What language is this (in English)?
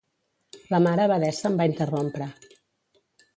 Catalan